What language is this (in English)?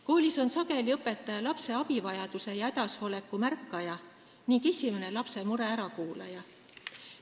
Estonian